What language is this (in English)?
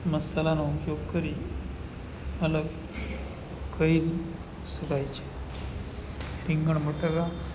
Gujarati